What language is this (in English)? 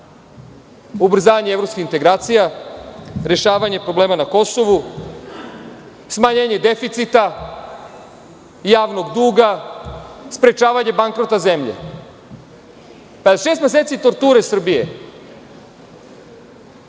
Serbian